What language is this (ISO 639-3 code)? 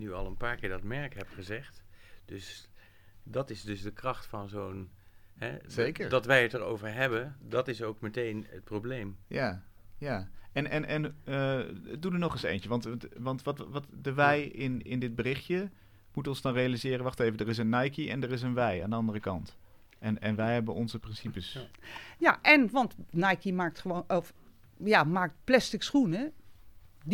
nld